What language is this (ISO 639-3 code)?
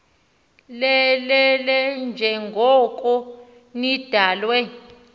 xho